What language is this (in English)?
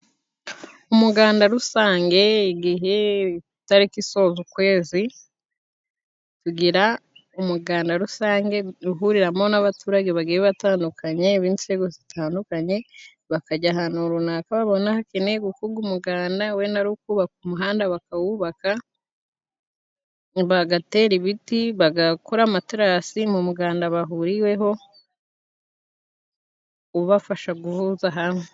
Kinyarwanda